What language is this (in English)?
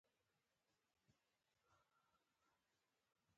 Pashto